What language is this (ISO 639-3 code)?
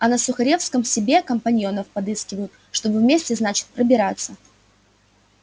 rus